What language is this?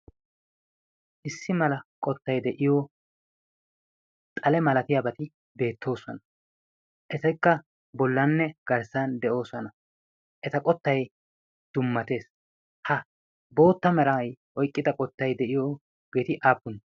Wolaytta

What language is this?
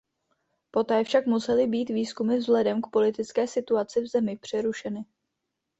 Czech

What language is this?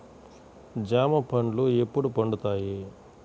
Telugu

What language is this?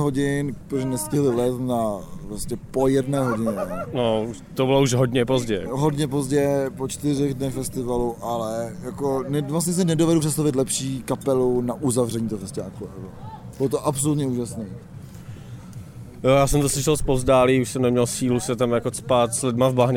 Czech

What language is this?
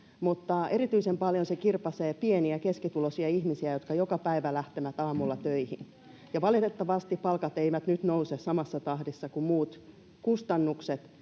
Finnish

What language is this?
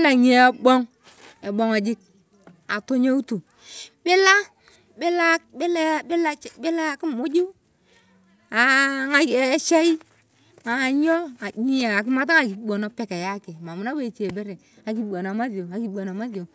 Turkana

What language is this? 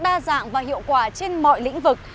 Vietnamese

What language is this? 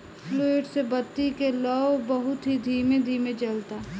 Bhojpuri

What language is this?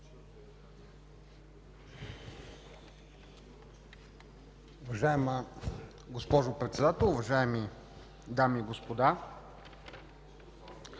Bulgarian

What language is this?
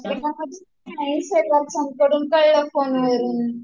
Marathi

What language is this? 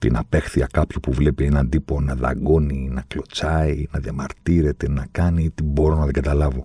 Greek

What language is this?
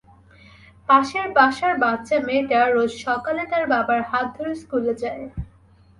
Bangla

